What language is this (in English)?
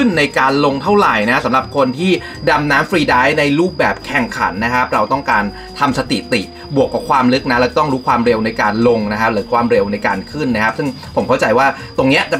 Thai